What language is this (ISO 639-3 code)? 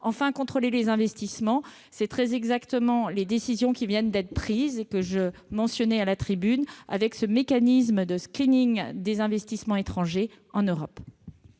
fra